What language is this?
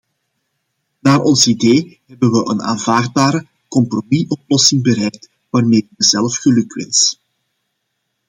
Dutch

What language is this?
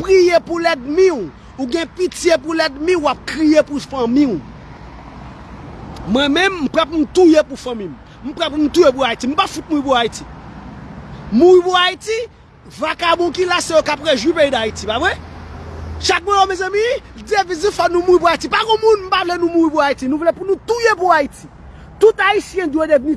French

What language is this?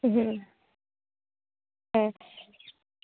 Bangla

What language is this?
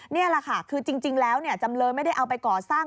Thai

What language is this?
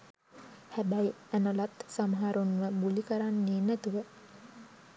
Sinhala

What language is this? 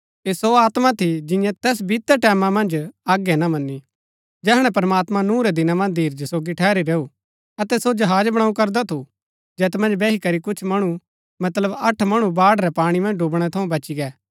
Gaddi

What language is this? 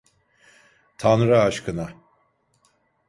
Turkish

